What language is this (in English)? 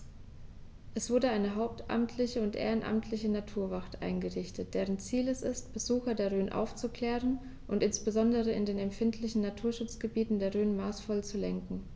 German